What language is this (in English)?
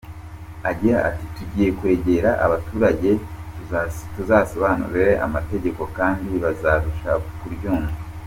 Kinyarwanda